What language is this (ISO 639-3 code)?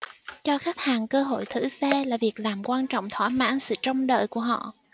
vie